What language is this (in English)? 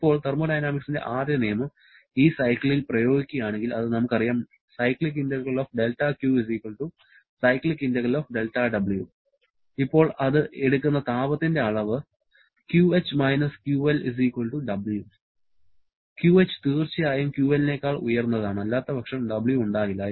Malayalam